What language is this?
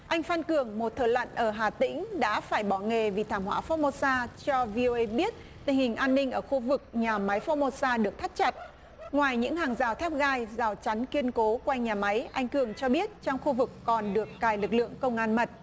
Vietnamese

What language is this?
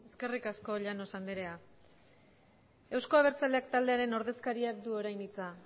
Basque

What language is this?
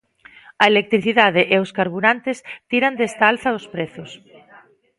Galician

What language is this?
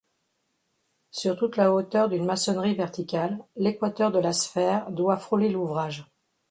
French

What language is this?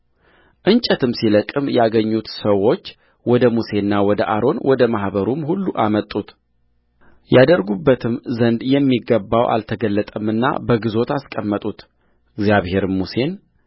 Amharic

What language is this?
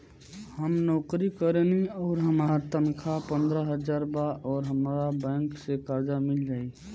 Bhojpuri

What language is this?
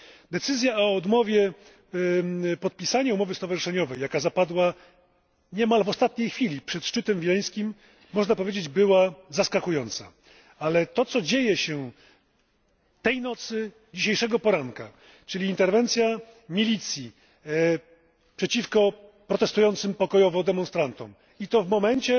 Polish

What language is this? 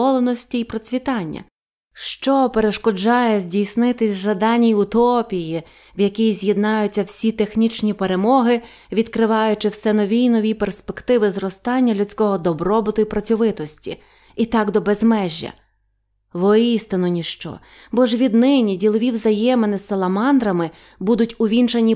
Ukrainian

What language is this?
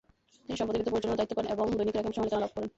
Bangla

